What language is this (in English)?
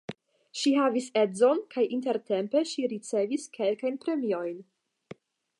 Esperanto